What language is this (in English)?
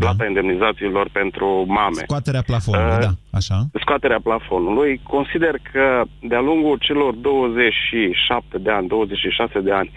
Romanian